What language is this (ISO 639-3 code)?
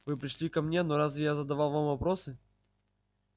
rus